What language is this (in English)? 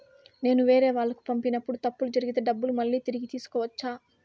Telugu